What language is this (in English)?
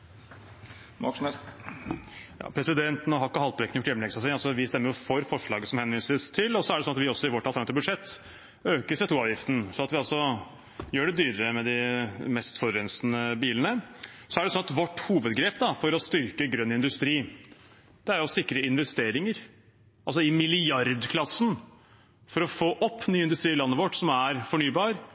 Norwegian